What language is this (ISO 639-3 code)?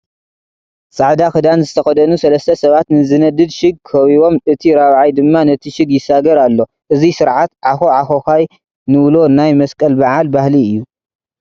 tir